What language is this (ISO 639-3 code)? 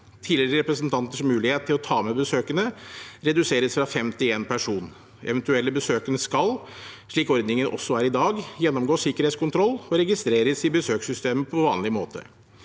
nor